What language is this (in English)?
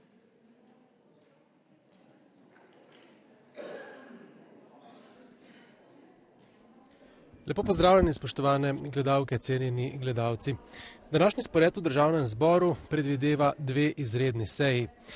Slovenian